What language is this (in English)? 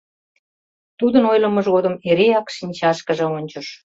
Mari